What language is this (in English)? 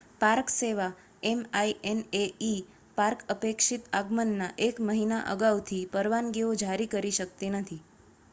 Gujarati